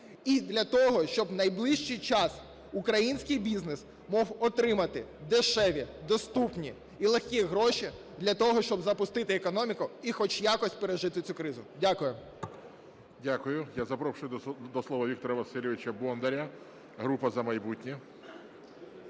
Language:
Ukrainian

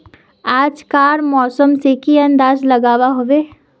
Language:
Magahi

